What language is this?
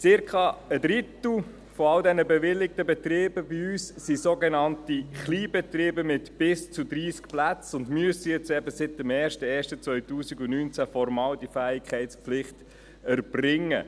Swiss German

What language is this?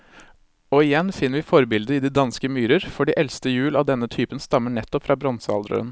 Norwegian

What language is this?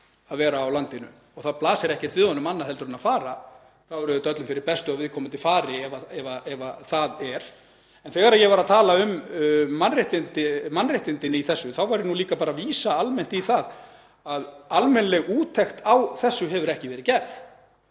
Icelandic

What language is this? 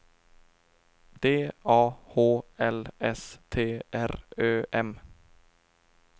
Swedish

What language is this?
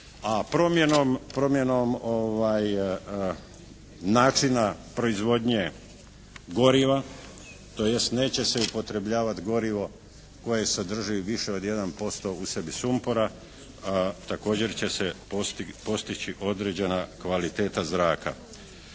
Croatian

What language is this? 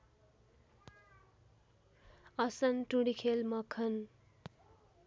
Nepali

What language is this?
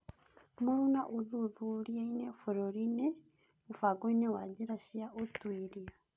Kikuyu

